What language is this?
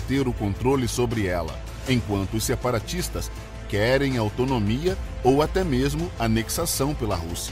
Portuguese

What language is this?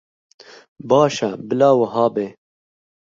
Kurdish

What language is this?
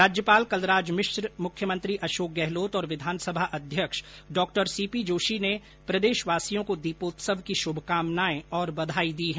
Hindi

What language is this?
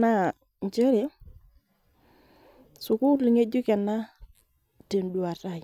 Masai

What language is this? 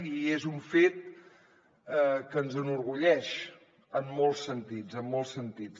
Catalan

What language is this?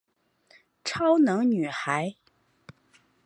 Chinese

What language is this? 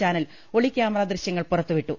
Malayalam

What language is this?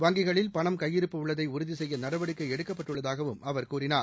Tamil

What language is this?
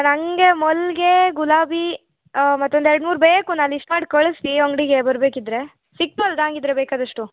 Kannada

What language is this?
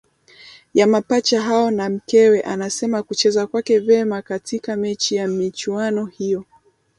Swahili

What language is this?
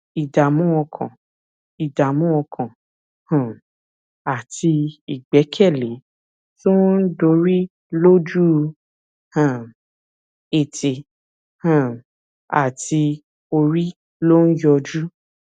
Yoruba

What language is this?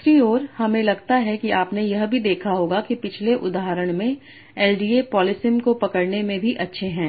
Hindi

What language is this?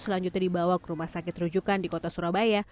Indonesian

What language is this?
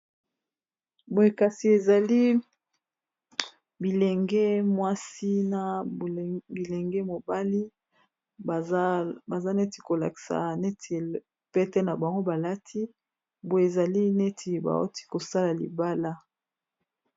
Lingala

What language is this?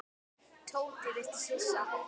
Icelandic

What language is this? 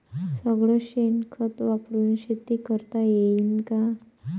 Marathi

